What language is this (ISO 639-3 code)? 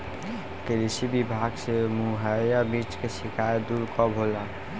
bho